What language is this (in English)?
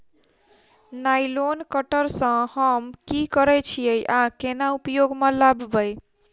Maithili